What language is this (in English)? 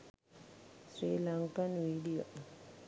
Sinhala